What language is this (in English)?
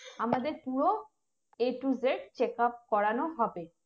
Bangla